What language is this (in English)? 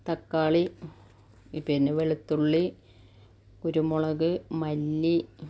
Malayalam